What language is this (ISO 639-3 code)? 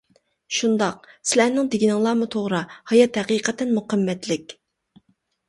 uig